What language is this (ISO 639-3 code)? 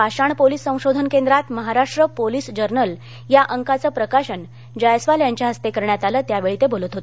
mar